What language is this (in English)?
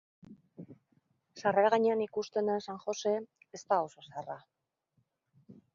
Basque